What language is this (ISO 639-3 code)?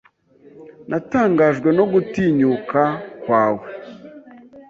kin